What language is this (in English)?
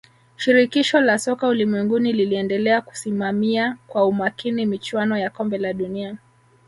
Swahili